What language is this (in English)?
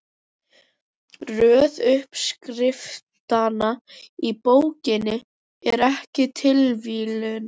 Icelandic